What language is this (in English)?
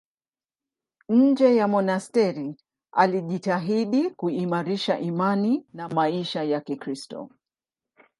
Swahili